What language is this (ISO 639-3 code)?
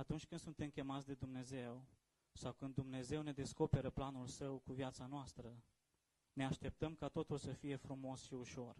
ron